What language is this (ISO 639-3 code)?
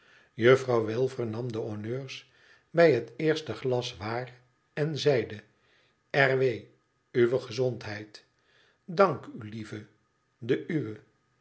nld